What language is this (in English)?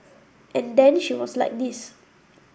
English